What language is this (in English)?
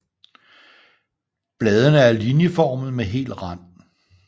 Danish